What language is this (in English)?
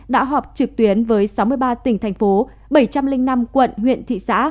Vietnamese